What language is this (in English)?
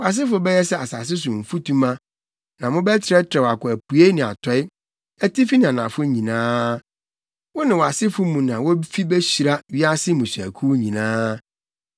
Akan